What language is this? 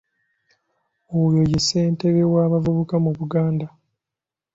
Ganda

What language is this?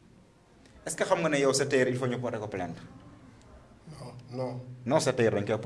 French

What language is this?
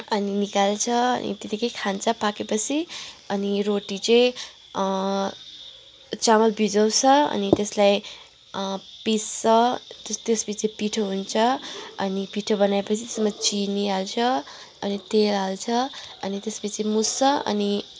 Nepali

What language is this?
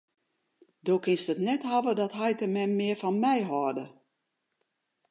Western Frisian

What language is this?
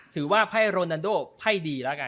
Thai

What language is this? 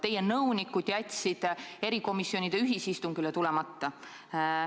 Estonian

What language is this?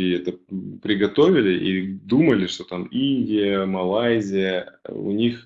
Russian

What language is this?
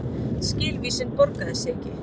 Icelandic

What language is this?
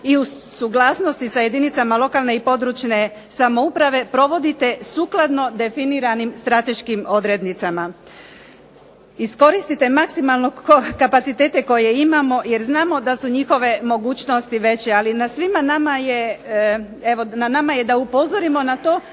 Croatian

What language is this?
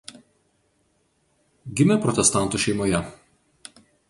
Lithuanian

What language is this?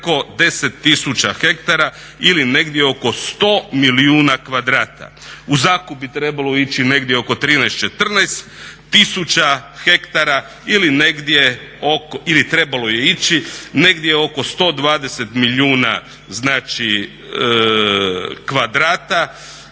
Croatian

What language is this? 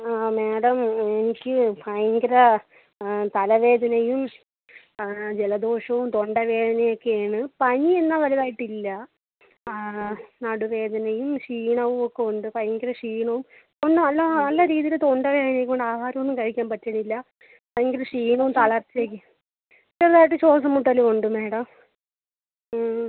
Malayalam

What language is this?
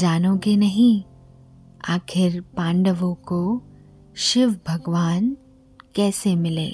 Hindi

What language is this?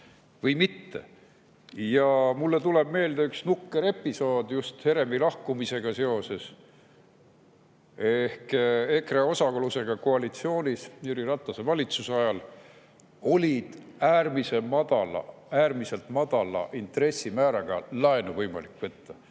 Estonian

